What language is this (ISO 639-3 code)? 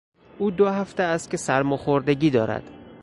fas